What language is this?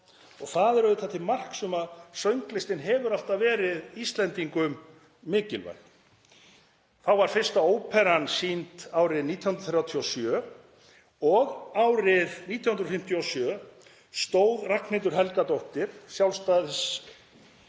Icelandic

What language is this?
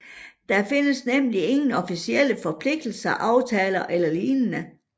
Danish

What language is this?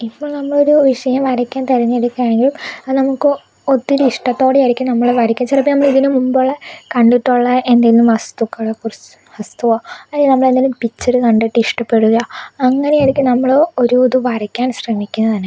Malayalam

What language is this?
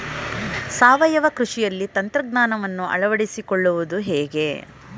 Kannada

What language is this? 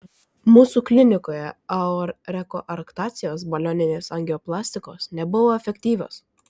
Lithuanian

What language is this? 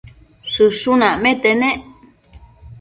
Matsés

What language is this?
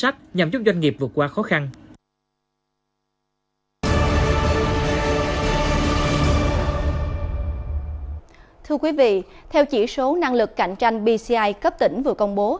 Vietnamese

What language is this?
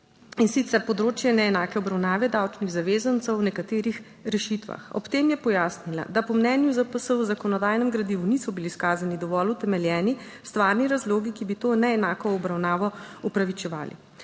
Slovenian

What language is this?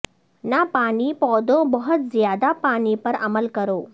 Urdu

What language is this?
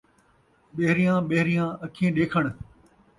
Saraiki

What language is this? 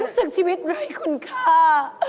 Thai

